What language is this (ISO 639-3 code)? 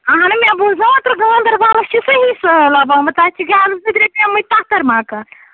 kas